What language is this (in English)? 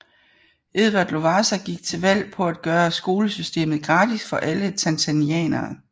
Danish